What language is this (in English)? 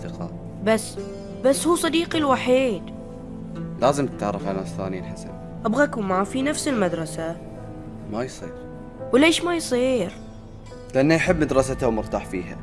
Arabic